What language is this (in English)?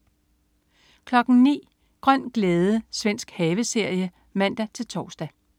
Danish